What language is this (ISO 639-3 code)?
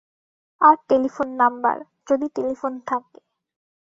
ben